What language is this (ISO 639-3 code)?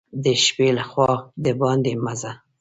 pus